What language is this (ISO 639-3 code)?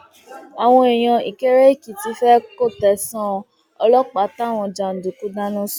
yor